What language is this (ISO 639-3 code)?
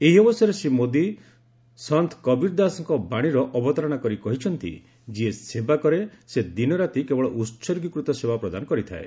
ori